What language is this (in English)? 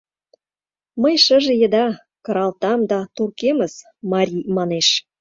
Mari